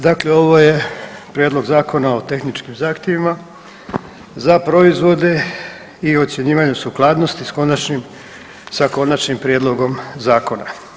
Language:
Croatian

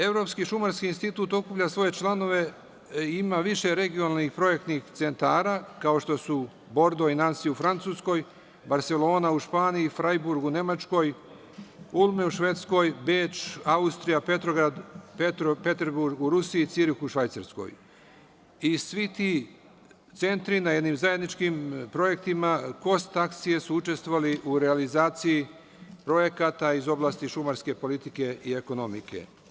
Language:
Serbian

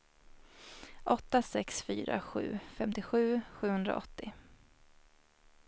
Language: Swedish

